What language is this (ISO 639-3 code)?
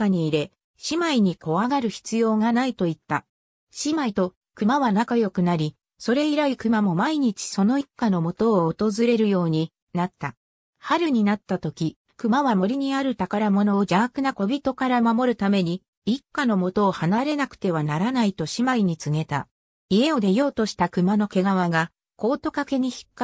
jpn